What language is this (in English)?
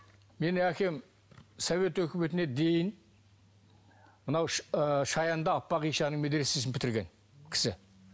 Kazakh